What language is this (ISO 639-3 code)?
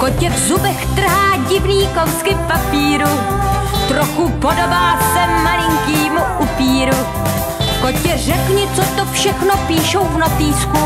ces